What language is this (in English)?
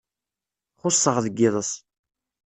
Kabyle